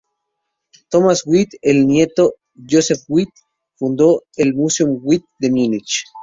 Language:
Spanish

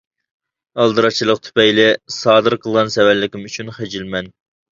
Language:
Uyghur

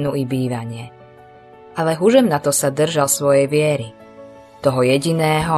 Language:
Slovak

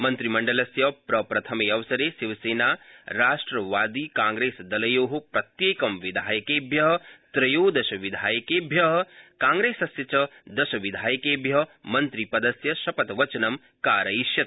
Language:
Sanskrit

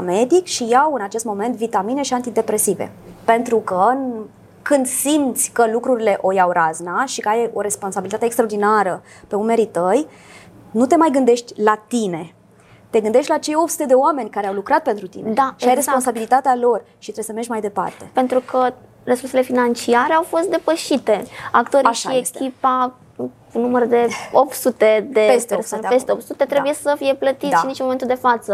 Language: Romanian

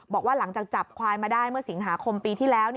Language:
Thai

